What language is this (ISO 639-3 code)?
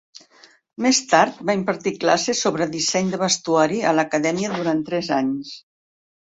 cat